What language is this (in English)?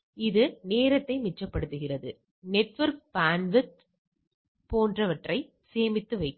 Tamil